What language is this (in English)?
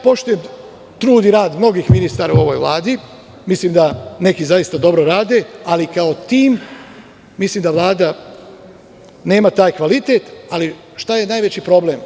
Serbian